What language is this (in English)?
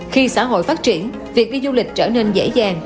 Vietnamese